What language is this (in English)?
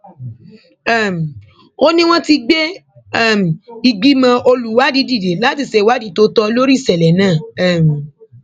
Yoruba